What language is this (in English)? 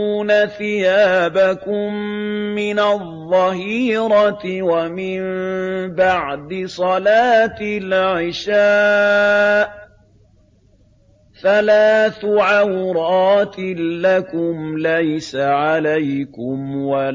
Arabic